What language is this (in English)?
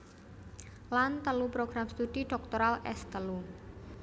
Javanese